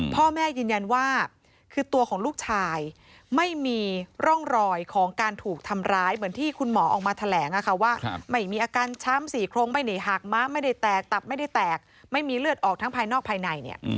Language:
Thai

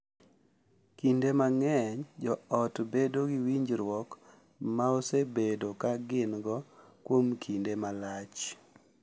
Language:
Luo (Kenya and Tanzania)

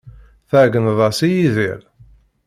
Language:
Kabyle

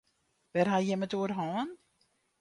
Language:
Western Frisian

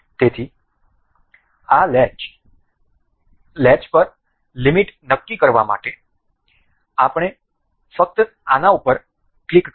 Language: Gujarati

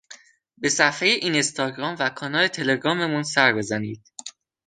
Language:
Persian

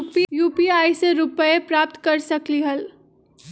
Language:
Magahi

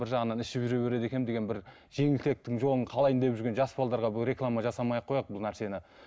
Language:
Kazakh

